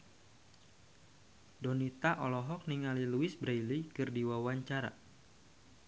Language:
Sundanese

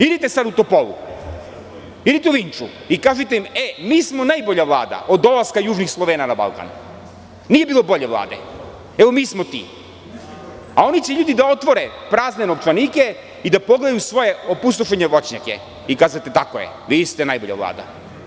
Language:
Serbian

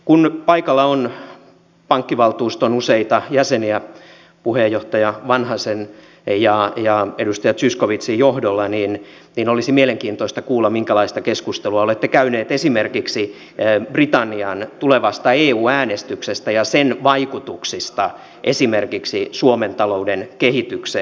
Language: Finnish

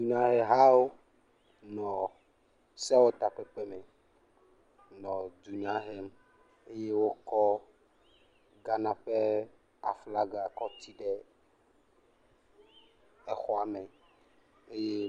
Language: Ewe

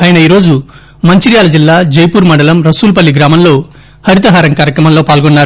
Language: Telugu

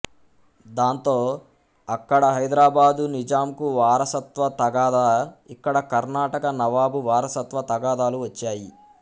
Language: Telugu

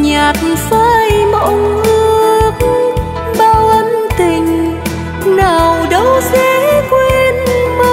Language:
Vietnamese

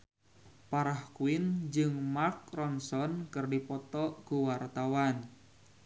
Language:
Sundanese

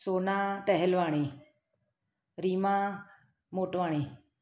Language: Sindhi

